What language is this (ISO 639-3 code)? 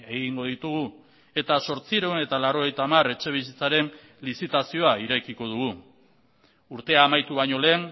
eus